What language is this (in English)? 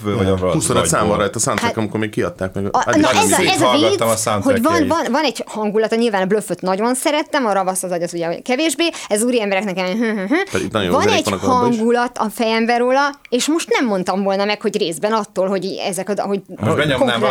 Hungarian